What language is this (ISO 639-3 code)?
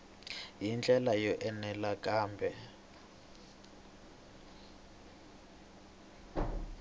tso